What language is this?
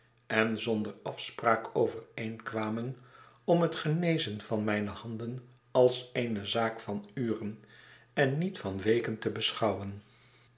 Dutch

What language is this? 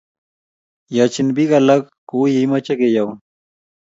Kalenjin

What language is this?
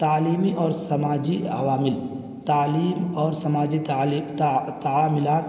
Urdu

